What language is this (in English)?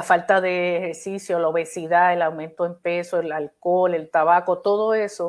Spanish